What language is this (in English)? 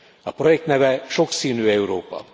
Hungarian